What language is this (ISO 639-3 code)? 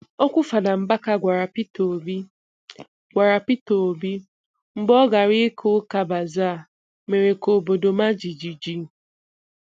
ibo